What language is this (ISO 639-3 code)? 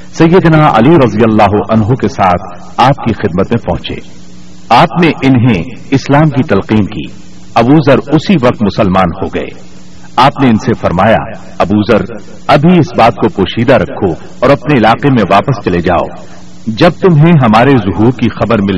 urd